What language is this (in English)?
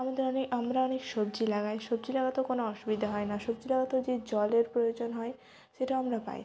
Bangla